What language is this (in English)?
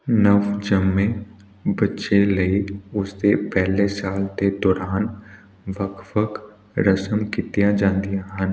Punjabi